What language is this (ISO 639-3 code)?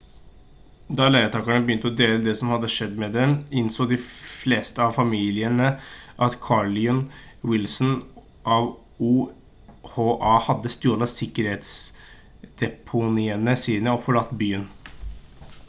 nob